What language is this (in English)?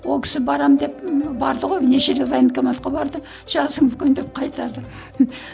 Kazakh